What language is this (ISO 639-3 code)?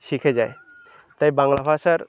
ben